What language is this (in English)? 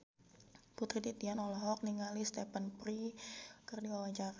Sundanese